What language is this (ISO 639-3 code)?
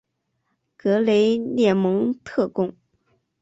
zho